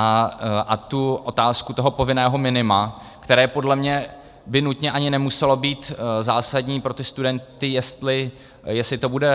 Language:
Czech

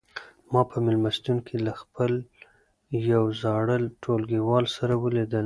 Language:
Pashto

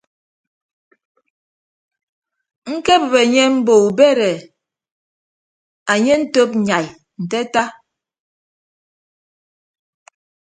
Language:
Ibibio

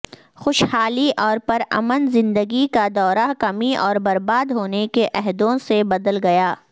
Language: Urdu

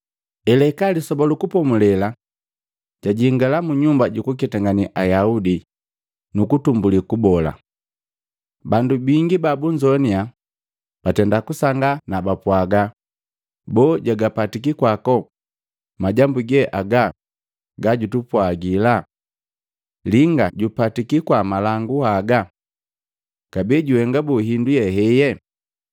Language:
Matengo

